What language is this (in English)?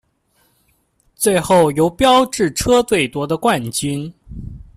Chinese